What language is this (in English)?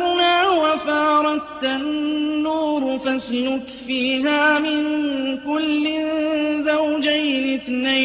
Arabic